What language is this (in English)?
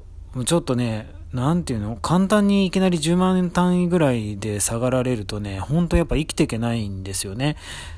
Japanese